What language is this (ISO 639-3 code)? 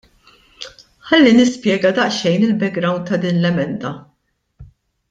mlt